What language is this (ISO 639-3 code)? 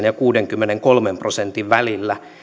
fin